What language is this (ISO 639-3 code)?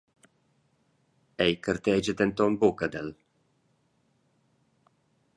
roh